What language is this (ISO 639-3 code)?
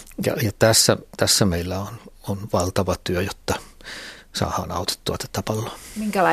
fin